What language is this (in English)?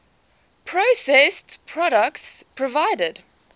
English